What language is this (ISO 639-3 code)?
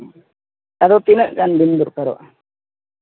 sat